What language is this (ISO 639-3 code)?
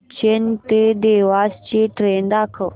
mar